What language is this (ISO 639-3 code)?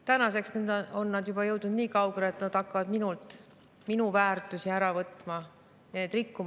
est